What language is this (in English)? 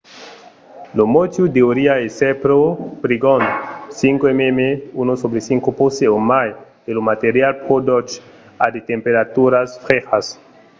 Occitan